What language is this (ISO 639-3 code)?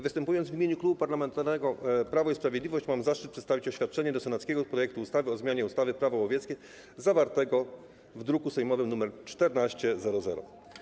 pol